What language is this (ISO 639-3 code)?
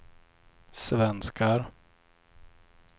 swe